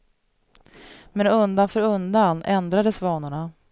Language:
Swedish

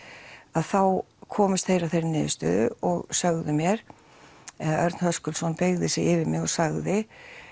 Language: Icelandic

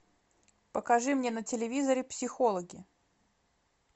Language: Russian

